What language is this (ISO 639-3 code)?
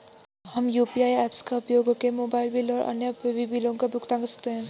hin